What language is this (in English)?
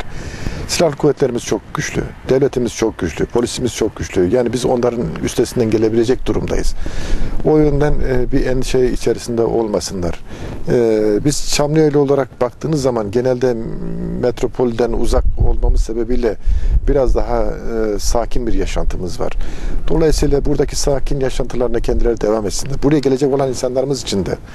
Turkish